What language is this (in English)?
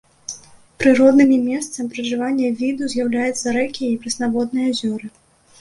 Belarusian